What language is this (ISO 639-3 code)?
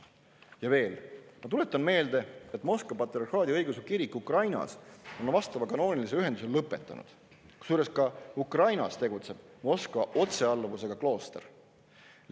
est